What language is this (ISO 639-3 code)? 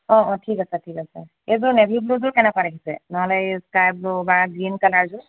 asm